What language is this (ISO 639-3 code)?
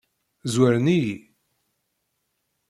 kab